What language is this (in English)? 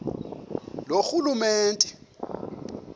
Xhosa